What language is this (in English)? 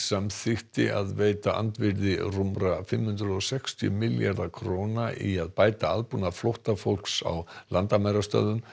Icelandic